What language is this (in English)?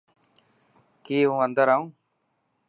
Dhatki